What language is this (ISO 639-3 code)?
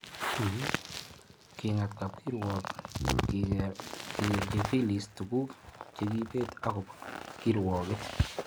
kln